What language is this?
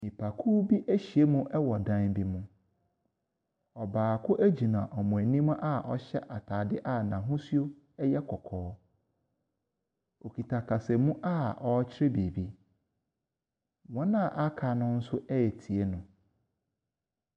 Akan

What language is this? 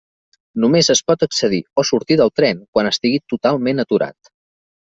Catalan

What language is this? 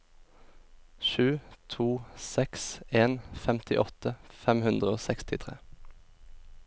Norwegian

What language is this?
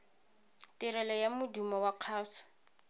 Tswana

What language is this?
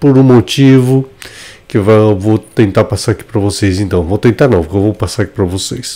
Portuguese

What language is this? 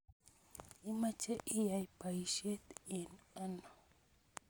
Kalenjin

